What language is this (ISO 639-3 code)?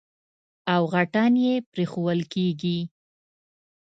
pus